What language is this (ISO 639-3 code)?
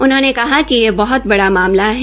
hin